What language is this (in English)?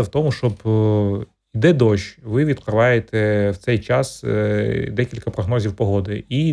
Ukrainian